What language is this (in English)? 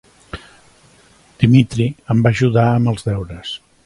Catalan